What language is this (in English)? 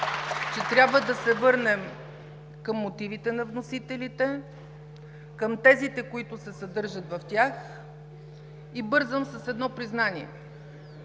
Bulgarian